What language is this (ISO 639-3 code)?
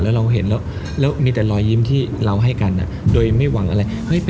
tha